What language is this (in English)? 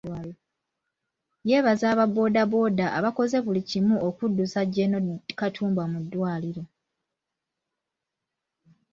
Ganda